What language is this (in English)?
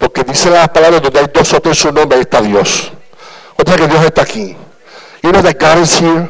Spanish